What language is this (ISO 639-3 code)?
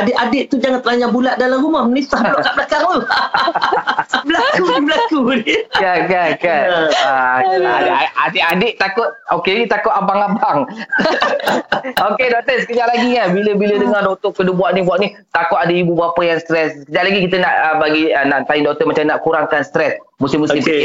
msa